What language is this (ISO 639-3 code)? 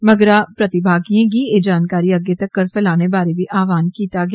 doi